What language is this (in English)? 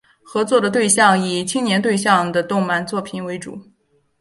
Chinese